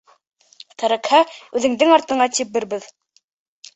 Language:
Bashkir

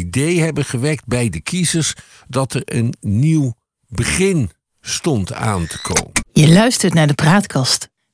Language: Dutch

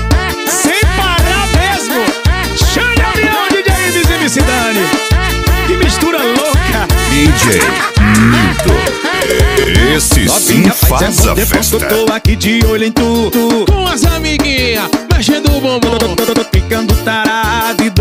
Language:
Portuguese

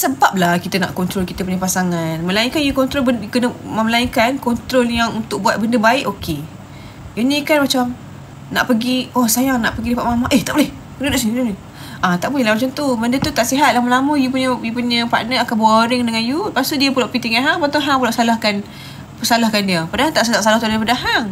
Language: Malay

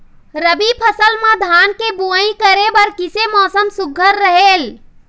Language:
Chhattisgarhi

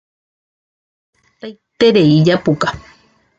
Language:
Guarani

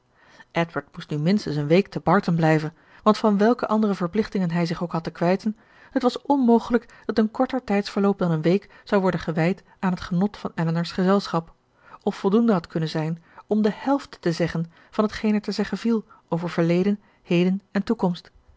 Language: Dutch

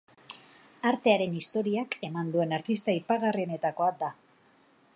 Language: Basque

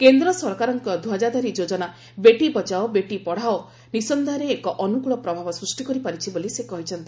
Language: Odia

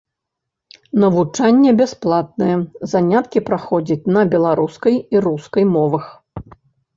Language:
Belarusian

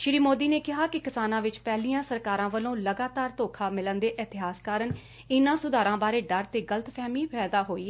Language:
Punjabi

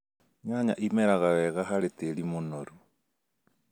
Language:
Kikuyu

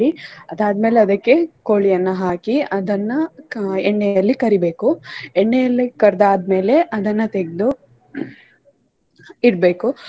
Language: Kannada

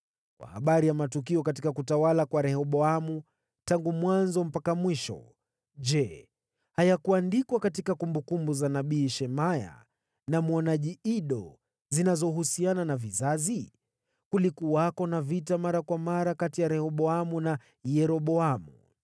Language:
Swahili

